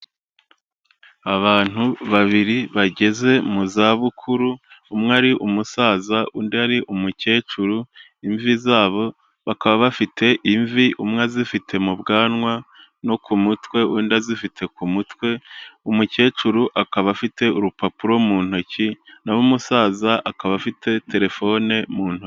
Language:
Kinyarwanda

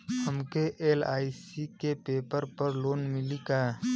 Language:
Bhojpuri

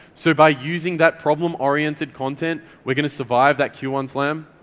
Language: English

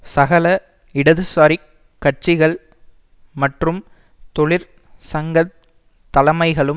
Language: Tamil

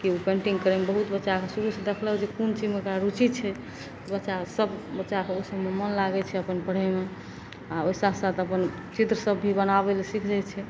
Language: Maithili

